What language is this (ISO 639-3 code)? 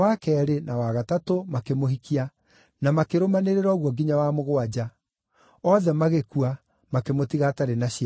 kik